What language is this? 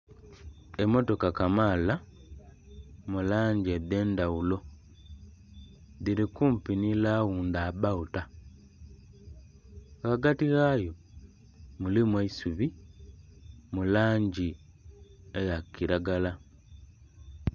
Soga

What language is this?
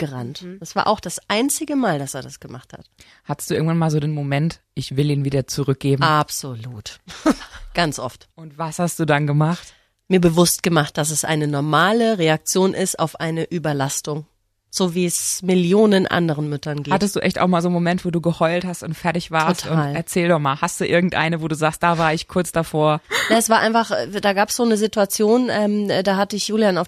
German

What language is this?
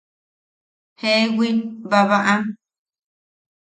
Yaqui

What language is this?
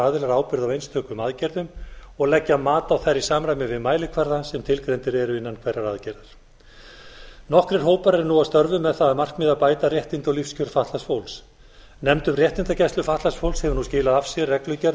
Icelandic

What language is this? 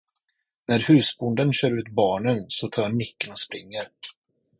Swedish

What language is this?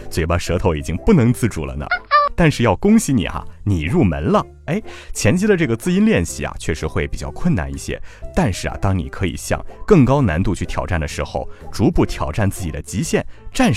Chinese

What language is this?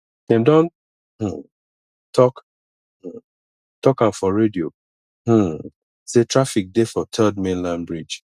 Nigerian Pidgin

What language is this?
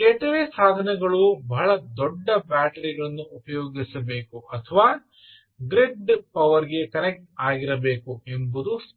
Kannada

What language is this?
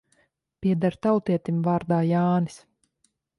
Latvian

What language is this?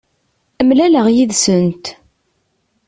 Kabyle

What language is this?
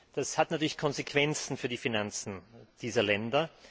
German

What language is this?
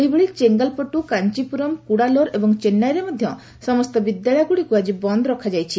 Odia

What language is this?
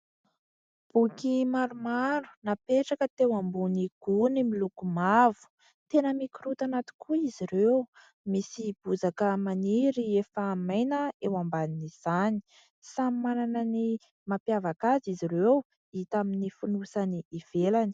Malagasy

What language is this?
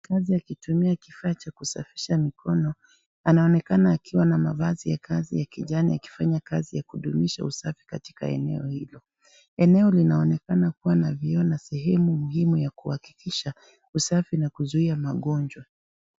Swahili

